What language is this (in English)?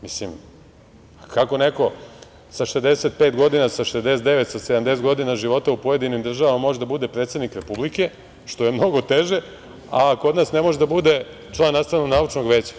Serbian